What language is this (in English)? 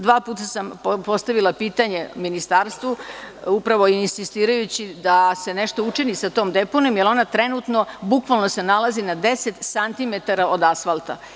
Serbian